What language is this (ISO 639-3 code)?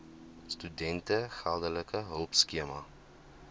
afr